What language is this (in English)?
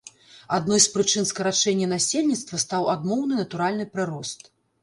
Belarusian